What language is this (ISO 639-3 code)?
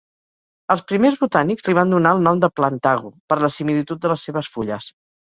cat